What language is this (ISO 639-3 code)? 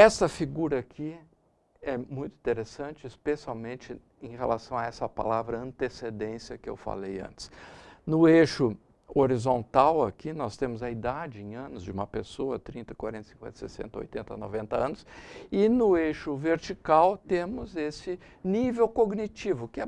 por